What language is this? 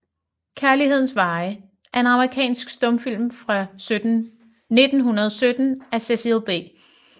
Danish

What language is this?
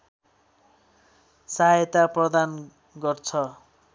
Nepali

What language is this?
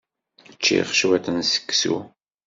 Kabyle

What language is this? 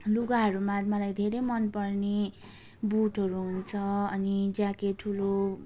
Nepali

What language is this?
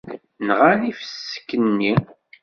Kabyle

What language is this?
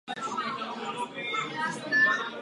Czech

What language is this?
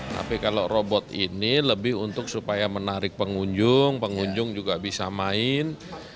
Indonesian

